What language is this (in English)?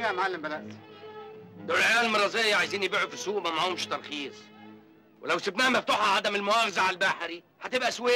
Arabic